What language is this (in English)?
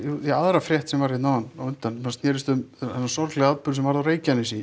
Icelandic